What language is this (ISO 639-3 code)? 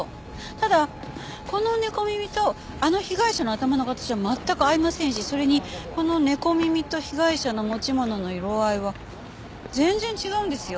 jpn